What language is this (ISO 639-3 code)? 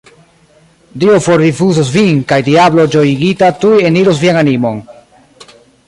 epo